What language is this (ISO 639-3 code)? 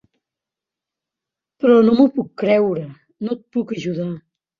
cat